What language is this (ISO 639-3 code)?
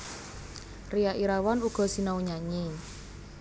jav